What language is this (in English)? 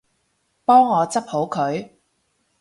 Cantonese